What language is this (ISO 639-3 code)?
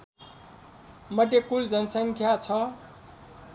nep